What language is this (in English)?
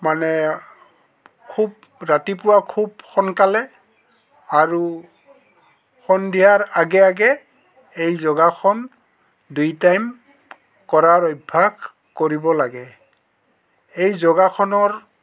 Assamese